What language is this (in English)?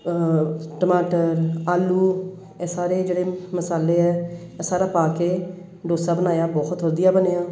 Punjabi